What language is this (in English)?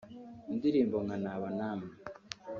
Kinyarwanda